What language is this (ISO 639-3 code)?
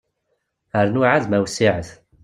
kab